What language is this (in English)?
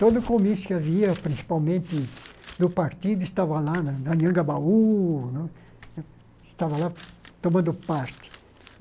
Portuguese